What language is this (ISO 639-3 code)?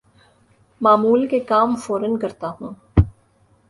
urd